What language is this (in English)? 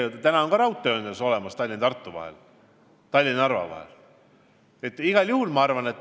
Estonian